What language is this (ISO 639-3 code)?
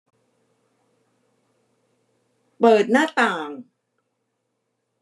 tha